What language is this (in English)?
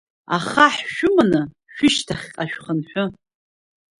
Abkhazian